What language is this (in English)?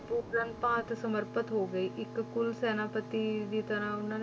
Punjabi